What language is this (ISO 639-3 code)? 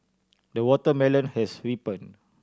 eng